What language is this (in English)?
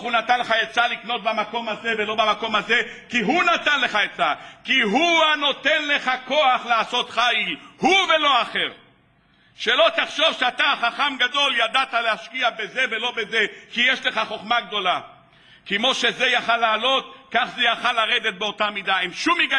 Hebrew